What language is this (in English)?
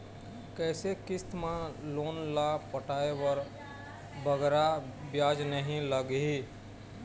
Chhattisgarhi